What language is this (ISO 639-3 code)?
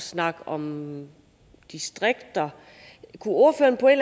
dan